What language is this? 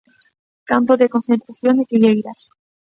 Galician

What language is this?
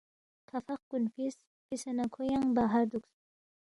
Balti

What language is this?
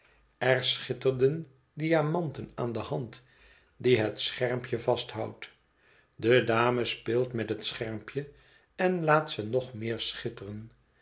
Dutch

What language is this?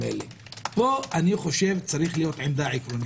Hebrew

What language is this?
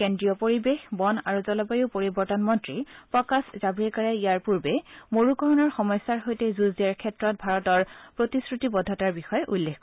Assamese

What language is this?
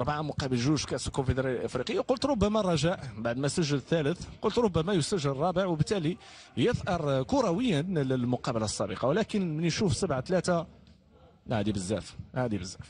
Arabic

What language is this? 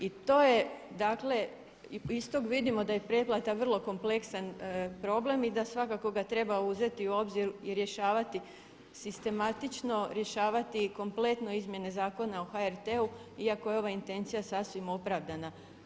Croatian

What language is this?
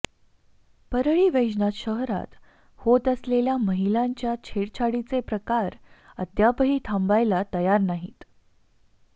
Marathi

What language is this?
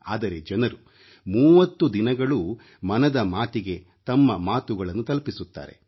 Kannada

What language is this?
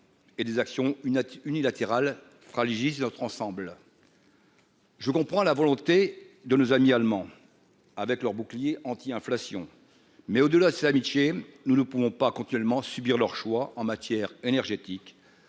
French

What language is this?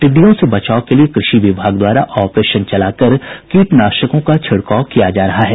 Hindi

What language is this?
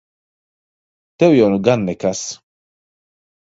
Latvian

